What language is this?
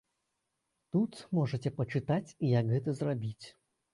Belarusian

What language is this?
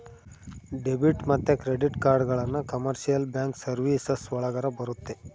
Kannada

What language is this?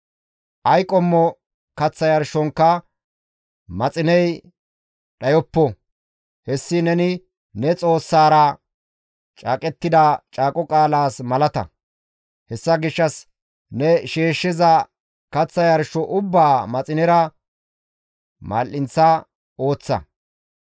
Gamo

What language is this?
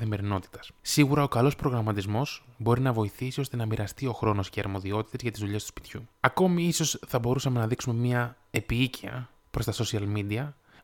Greek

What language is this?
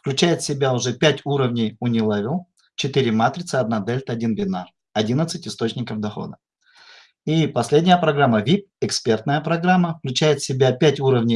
Russian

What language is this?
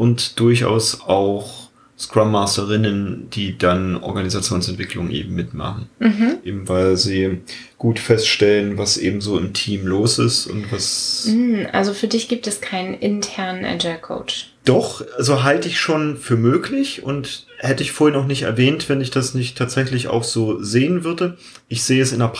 German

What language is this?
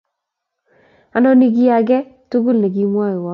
Kalenjin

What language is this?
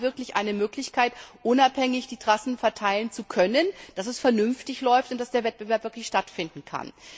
German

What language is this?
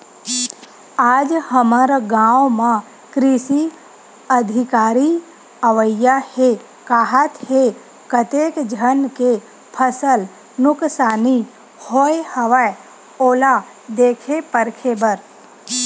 Chhattisgarhi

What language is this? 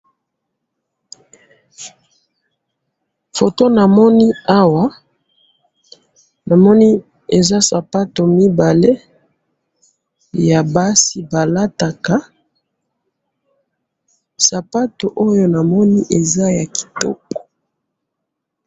Lingala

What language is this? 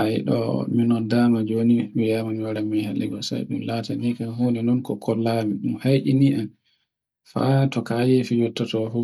Borgu Fulfulde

